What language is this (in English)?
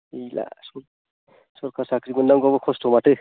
Bodo